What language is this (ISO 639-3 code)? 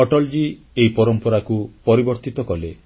ori